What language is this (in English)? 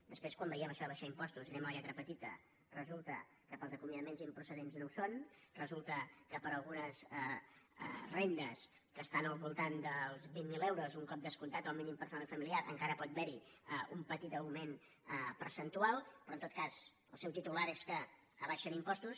Catalan